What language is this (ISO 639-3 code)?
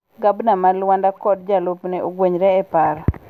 luo